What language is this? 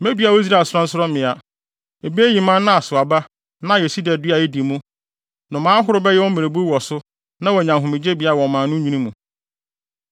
Akan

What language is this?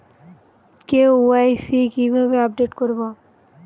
Bangla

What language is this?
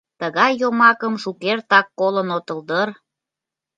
Mari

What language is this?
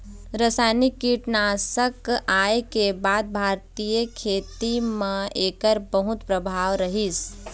Chhattisgarhi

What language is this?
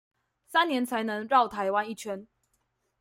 Chinese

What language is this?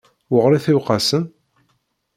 Kabyle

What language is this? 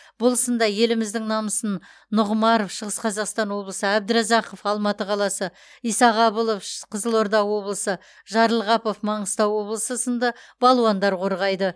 Kazakh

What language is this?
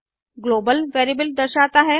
Hindi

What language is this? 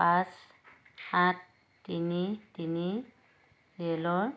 Assamese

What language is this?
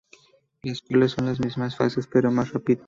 Spanish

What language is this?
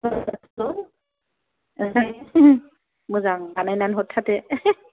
Bodo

